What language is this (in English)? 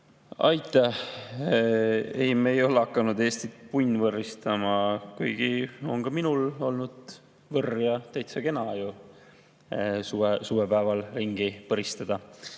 Estonian